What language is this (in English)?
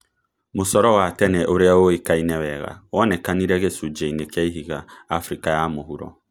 Kikuyu